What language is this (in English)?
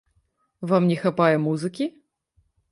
Belarusian